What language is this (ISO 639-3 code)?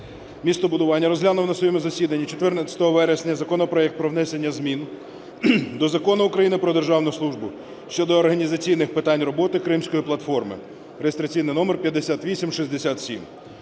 ukr